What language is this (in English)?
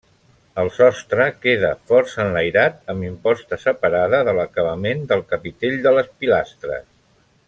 Catalan